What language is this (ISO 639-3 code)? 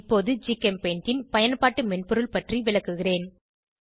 tam